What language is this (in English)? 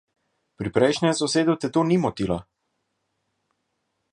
Slovenian